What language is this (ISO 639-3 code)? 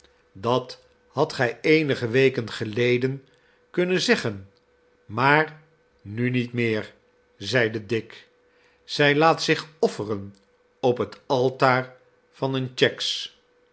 nld